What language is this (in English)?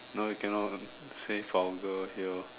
English